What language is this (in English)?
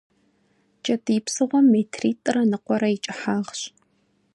Kabardian